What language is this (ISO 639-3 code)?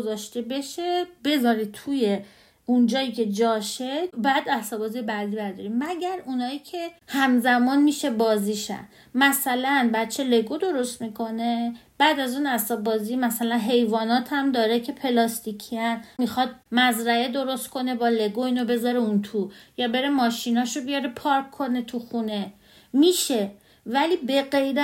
fas